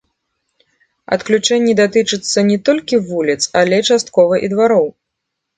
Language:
Belarusian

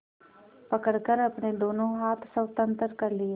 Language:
Hindi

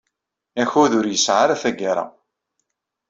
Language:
Kabyle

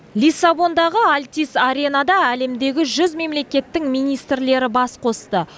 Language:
Kazakh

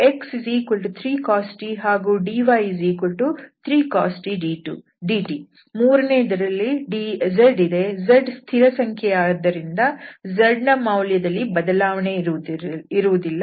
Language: Kannada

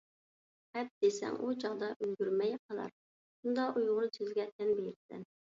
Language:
Uyghur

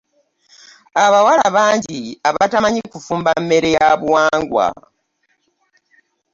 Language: Ganda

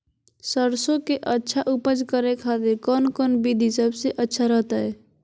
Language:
Magahi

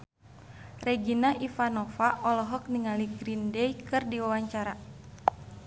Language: Sundanese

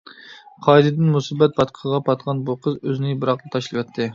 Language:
Uyghur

